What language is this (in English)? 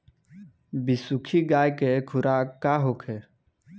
Bhojpuri